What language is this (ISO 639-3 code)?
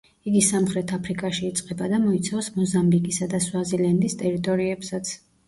kat